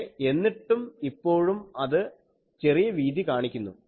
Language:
Malayalam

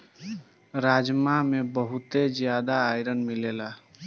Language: Bhojpuri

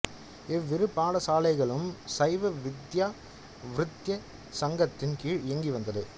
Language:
Tamil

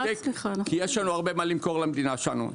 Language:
Hebrew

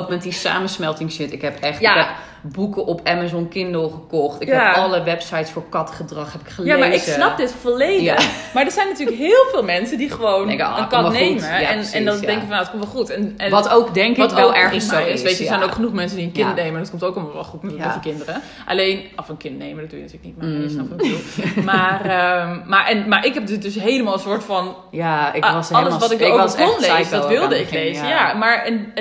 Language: Dutch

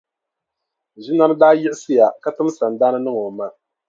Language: Dagbani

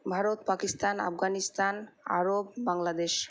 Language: Bangla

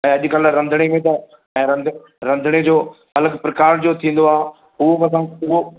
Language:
Sindhi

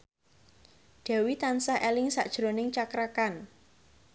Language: Javanese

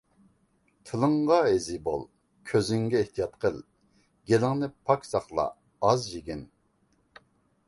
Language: Uyghur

